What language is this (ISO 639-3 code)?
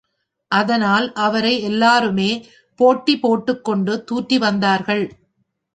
tam